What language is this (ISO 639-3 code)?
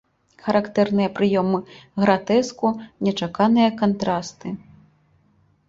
bel